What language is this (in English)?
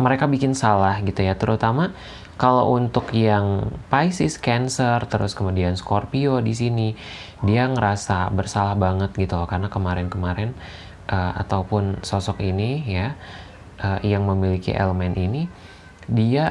Indonesian